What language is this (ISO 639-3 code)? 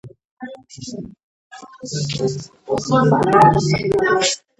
kat